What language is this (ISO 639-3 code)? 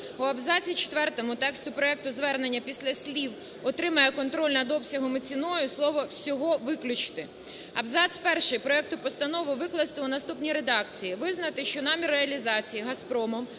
ukr